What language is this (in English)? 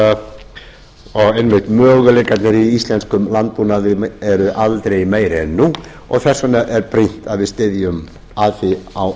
Icelandic